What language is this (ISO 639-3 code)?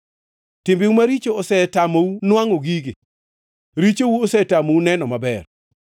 luo